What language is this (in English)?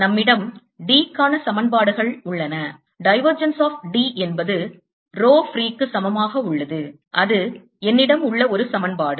Tamil